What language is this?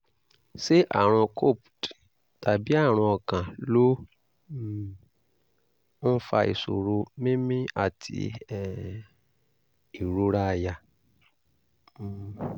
Yoruba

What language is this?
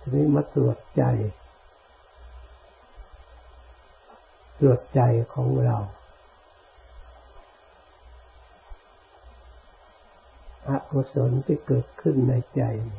Thai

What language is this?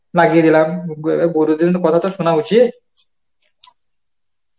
Bangla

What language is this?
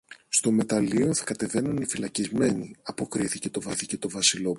Greek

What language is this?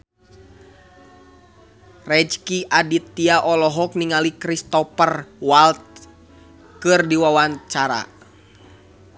Sundanese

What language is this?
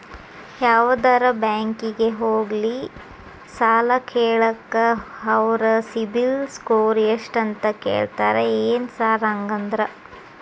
Kannada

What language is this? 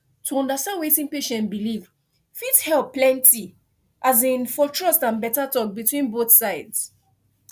Nigerian Pidgin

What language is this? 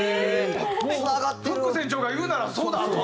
Japanese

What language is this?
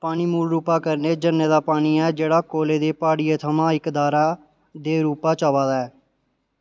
Dogri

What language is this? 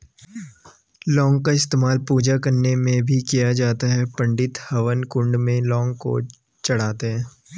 Hindi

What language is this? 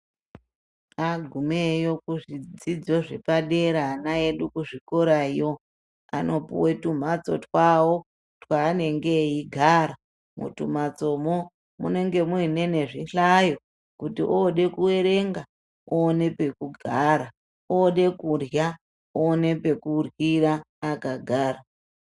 Ndau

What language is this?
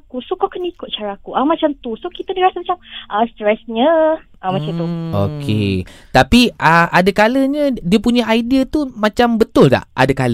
Malay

